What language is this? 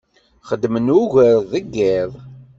Kabyle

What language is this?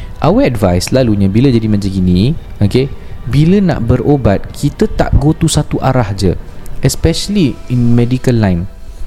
Malay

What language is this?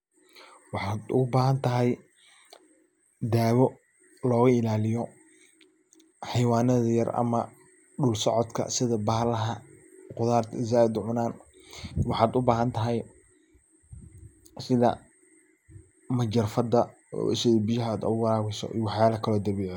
Somali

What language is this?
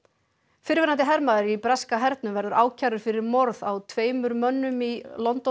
Icelandic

